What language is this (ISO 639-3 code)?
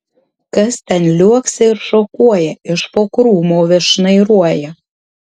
lit